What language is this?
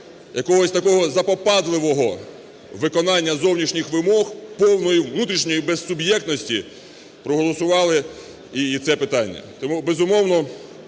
Ukrainian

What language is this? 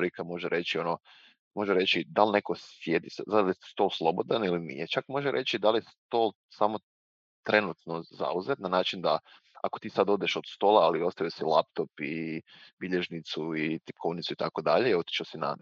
Croatian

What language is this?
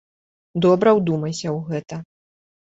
Belarusian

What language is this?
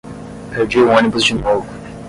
Portuguese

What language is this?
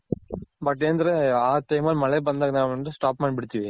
Kannada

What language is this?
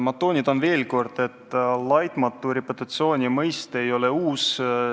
Estonian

